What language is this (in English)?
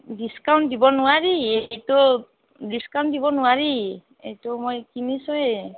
Assamese